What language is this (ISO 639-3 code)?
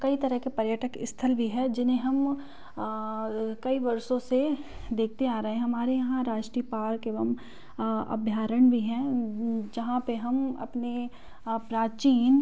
hin